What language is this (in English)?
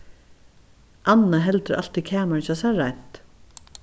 Faroese